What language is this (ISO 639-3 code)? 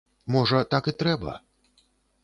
bel